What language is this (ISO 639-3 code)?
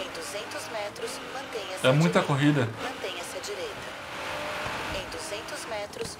por